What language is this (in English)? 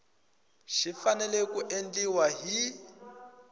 Tsonga